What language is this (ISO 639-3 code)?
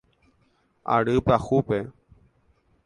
grn